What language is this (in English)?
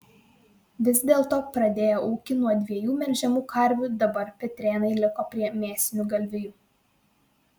Lithuanian